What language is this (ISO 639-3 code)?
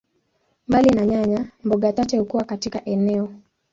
swa